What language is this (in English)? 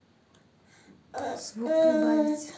Russian